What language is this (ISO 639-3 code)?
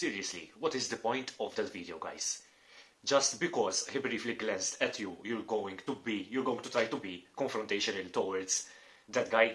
eng